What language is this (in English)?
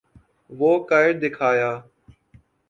Urdu